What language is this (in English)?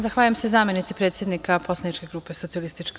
Serbian